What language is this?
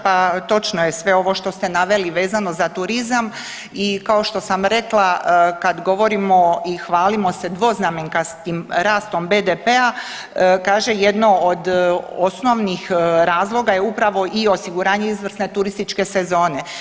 Croatian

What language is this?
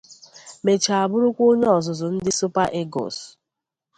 Igbo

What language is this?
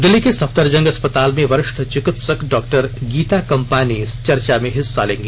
Hindi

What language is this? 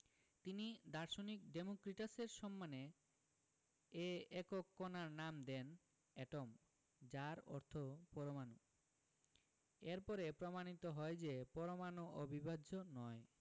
Bangla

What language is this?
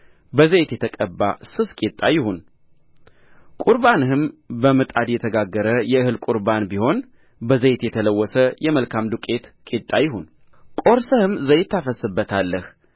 Amharic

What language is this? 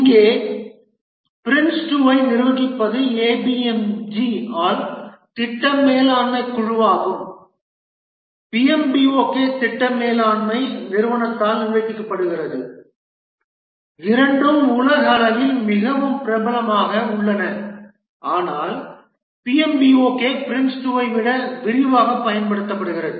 Tamil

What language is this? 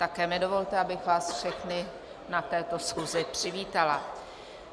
Czech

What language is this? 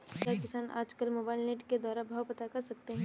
Hindi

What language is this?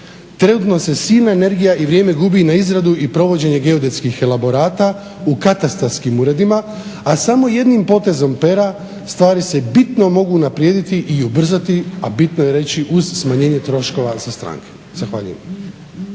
Croatian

